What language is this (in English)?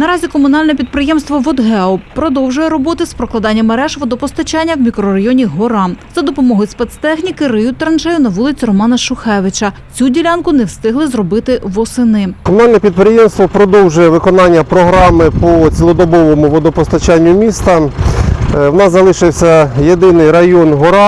Ukrainian